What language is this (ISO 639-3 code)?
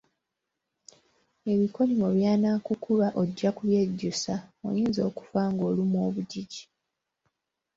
lug